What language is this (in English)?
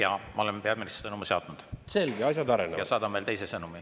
Estonian